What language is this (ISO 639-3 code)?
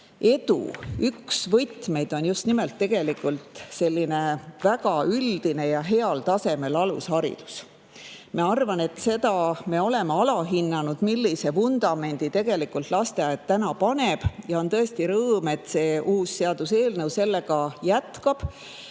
est